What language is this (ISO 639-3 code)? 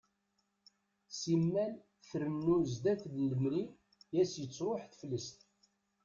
kab